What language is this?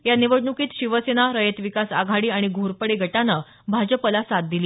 Marathi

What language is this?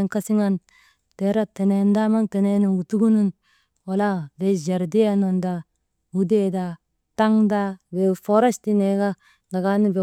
Maba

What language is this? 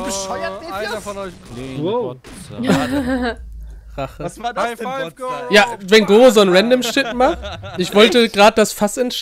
German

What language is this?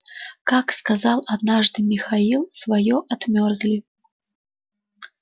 Russian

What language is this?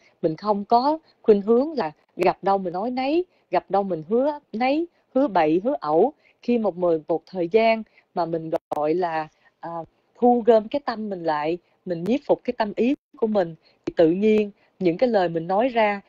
Vietnamese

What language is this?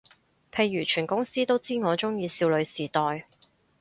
Cantonese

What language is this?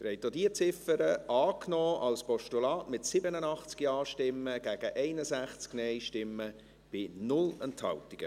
Swiss German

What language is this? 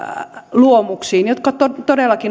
Finnish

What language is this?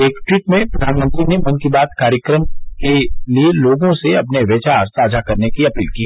Hindi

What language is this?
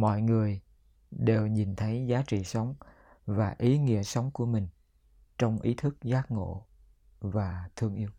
Vietnamese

